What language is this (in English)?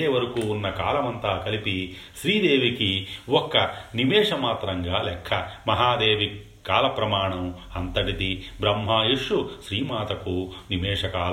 Telugu